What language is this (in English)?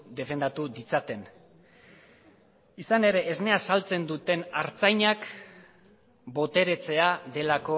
Basque